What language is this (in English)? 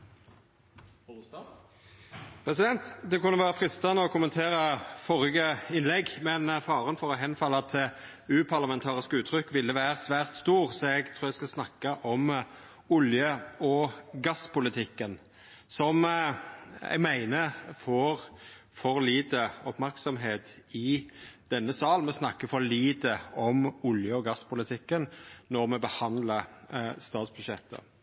Norwegian